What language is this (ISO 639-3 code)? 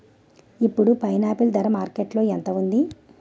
tel